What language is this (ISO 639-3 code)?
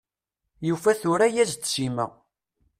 kab